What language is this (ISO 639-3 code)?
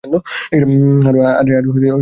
ben